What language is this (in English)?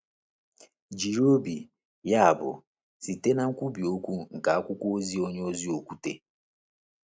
Igbo